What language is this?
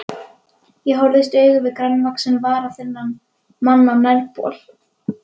Icelandic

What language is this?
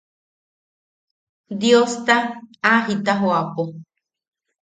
Yaqui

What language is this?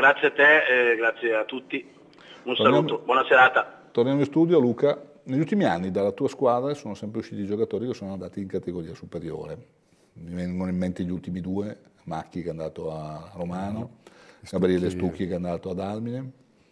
Italian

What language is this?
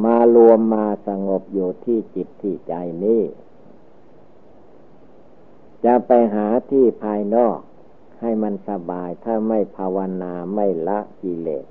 Thai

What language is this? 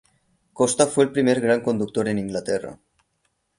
Spanish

